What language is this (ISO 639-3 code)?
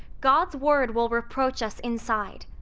eng